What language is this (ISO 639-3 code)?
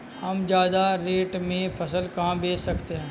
hin